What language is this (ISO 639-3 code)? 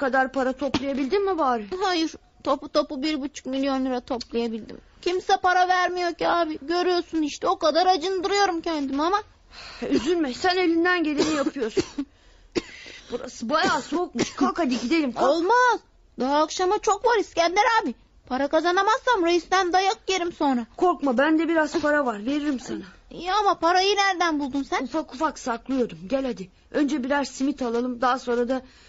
tur